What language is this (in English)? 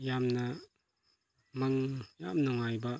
Manipuri